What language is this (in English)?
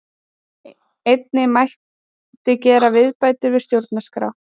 Icelandic